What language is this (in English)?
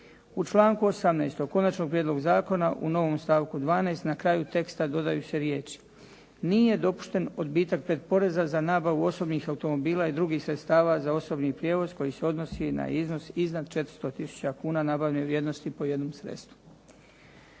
Croatian